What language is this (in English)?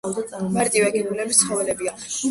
Georgian